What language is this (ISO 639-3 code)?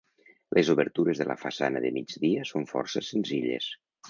cat